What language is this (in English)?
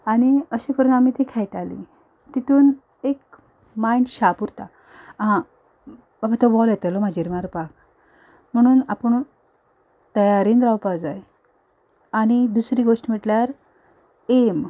Konkani